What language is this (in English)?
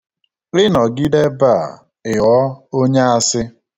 Igbo